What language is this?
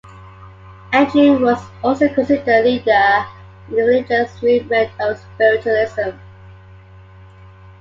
English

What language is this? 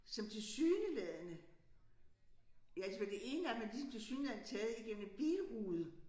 Danish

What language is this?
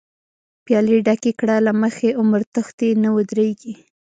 Pashto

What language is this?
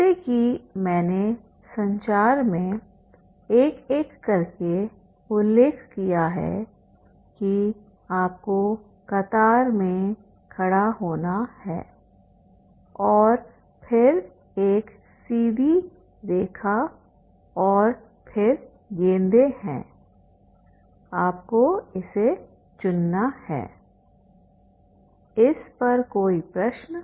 Hindi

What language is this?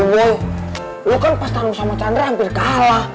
Indonesian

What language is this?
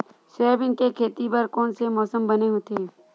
Chhattisgarhi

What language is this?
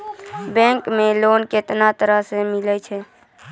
Maithili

